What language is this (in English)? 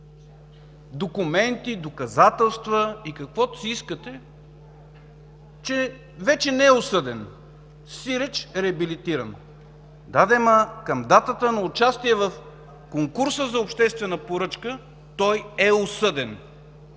Bulgarian